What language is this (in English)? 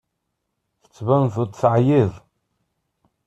Kabyle